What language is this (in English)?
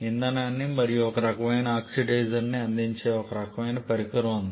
Telugu